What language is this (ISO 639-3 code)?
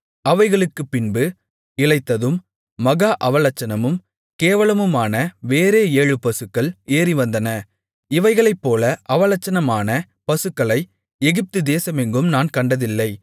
tam